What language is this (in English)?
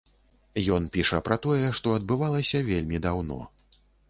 Belarusian